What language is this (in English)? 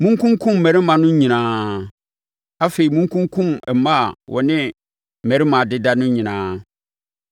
Akan